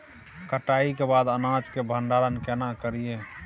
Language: Maithili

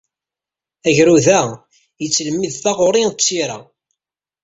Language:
Kabyle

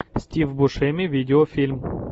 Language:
Russian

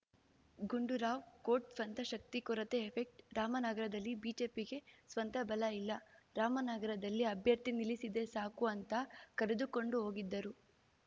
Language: Kannada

